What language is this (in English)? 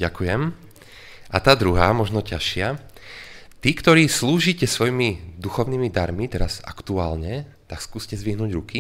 Slovak